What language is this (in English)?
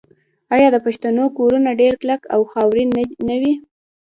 Pashto